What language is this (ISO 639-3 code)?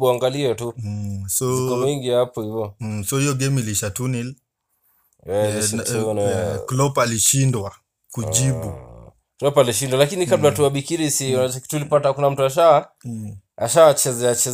swa